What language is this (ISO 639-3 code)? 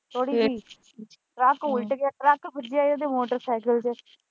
pan